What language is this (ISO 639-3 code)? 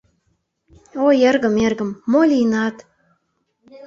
chm